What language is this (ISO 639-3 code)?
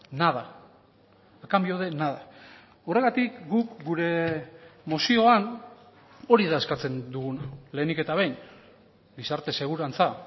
eus